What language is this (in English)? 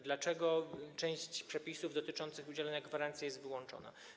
Polish